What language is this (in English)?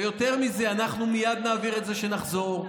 Hebrew